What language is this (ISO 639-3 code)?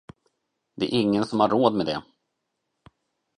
swe